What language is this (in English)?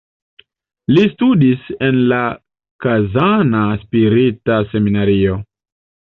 Esperanto